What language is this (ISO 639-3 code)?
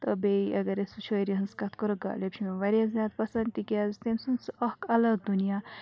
kas